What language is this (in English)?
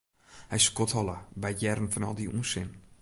Western Frisian